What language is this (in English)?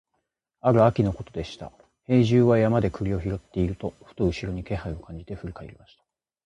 Japanese